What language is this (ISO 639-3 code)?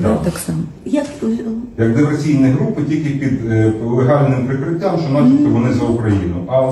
ukr